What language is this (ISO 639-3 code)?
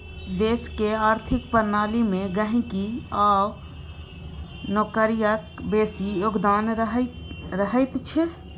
mai